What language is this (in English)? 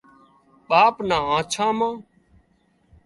Wadiyara Koli